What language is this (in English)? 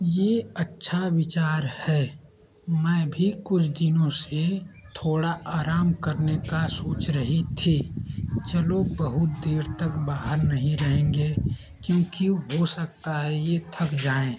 Hindi